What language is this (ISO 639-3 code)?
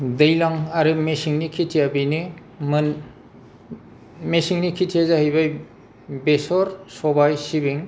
brx